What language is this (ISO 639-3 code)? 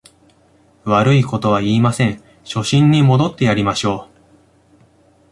jpn